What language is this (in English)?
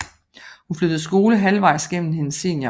Danish